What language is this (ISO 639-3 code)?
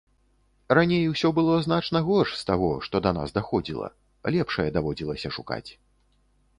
bel